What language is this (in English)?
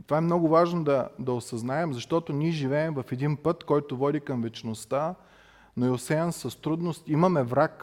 Bulgarian